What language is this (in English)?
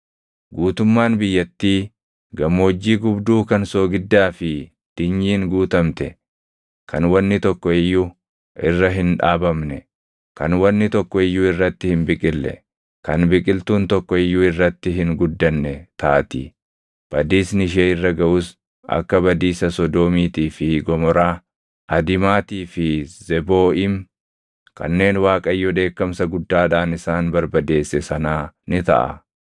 Oromo